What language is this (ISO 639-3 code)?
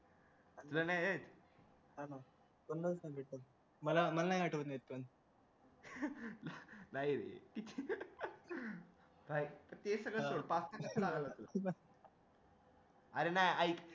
mar